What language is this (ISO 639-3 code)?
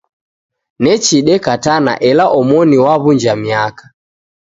dav